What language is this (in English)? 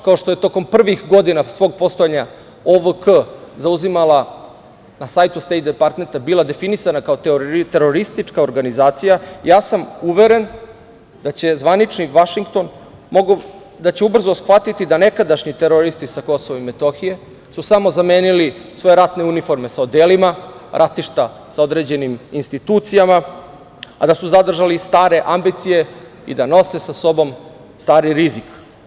Serbian